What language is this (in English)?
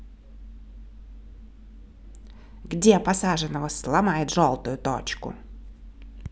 Russian